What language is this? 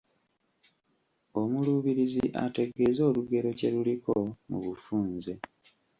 Ganda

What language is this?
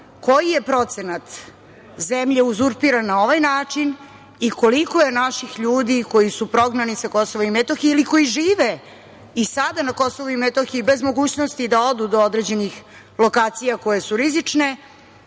Serbian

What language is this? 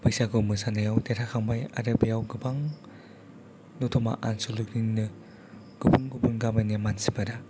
Bodo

